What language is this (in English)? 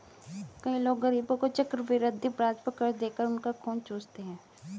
Hindi